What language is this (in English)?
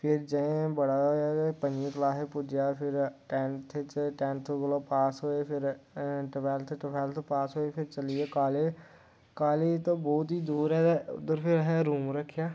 Dogri